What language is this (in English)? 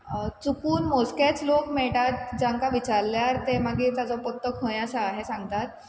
Konkani